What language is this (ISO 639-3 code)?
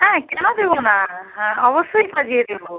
ben